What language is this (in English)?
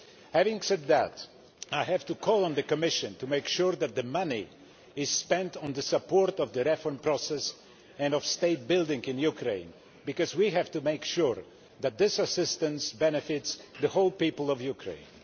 English